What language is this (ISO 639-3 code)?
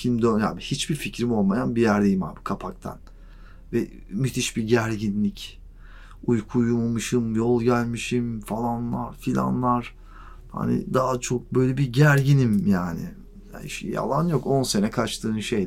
tur